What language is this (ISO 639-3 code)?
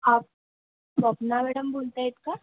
mar